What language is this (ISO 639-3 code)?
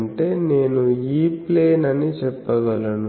tel